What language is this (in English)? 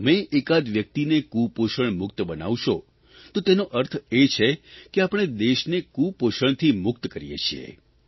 Gujarati